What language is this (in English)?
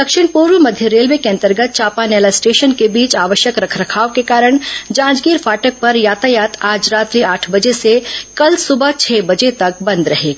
Hindi